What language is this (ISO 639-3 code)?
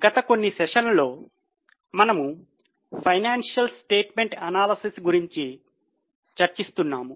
tel